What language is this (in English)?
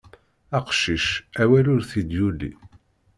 Kabyle